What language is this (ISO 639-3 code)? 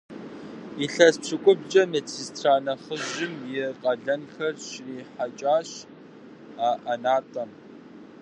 kbd